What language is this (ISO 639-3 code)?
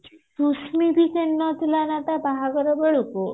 ori